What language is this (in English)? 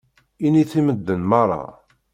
Kabyle